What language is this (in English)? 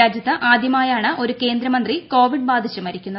Malayalam